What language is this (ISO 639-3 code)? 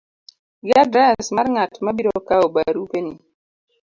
luo